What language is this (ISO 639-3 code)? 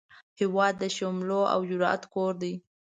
pus